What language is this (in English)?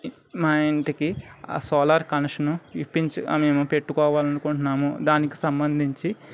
Telugu